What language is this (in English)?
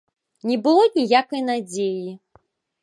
Belarusian